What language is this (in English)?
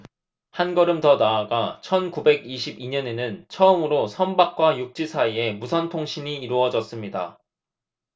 Korean